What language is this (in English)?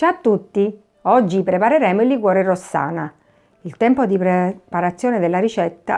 Italian